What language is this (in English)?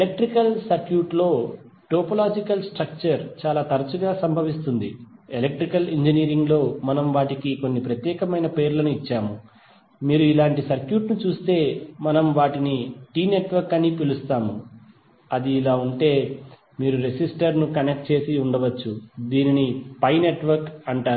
Telugu